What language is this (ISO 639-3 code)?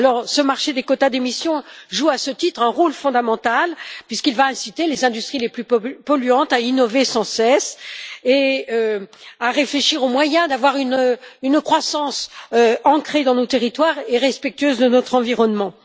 fra